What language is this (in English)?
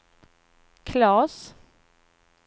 Swedish